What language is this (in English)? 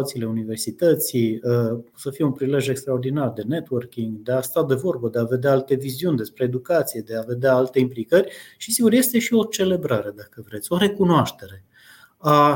Romanian